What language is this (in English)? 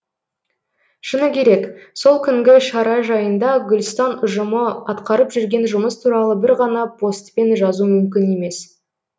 Kazakh